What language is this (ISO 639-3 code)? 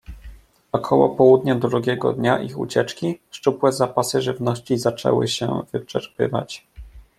pol